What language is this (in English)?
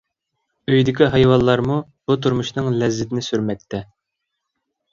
Uyghur